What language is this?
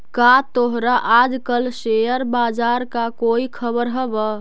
Magahi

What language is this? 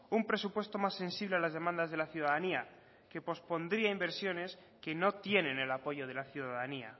Spanish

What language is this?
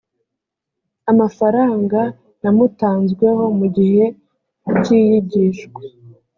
Kinyarwanda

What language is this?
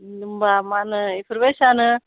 Bodo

